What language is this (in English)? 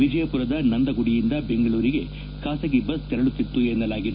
Kannada